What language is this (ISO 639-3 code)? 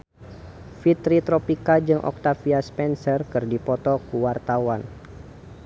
sun